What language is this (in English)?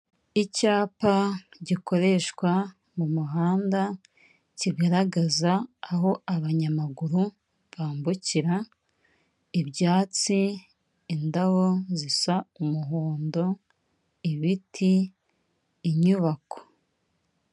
Kinyarwanda